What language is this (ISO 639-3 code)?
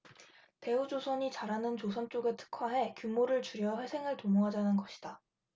kor